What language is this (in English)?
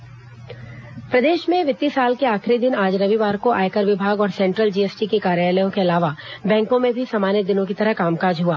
Hindi